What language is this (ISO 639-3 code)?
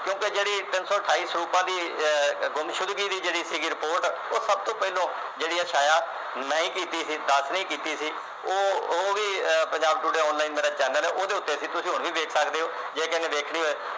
pan